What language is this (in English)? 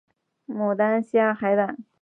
Chinese